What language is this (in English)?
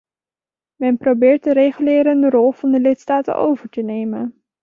Dutch